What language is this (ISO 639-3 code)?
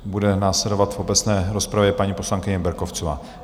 ces